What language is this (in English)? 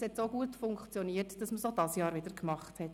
Swiss German